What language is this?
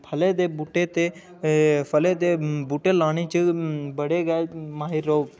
Dogri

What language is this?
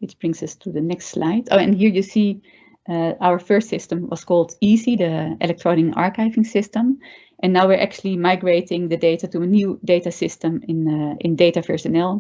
English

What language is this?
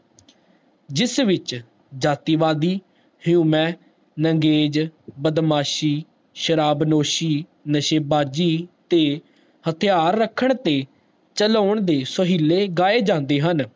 Punjabi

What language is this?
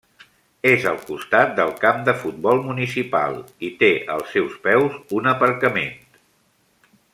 Catalan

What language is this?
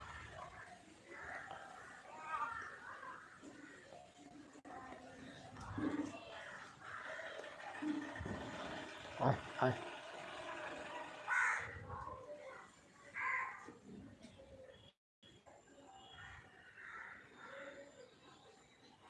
English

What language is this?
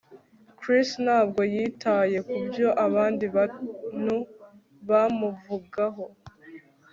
Kinyarwanda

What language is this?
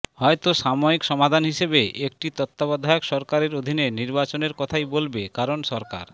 Bangla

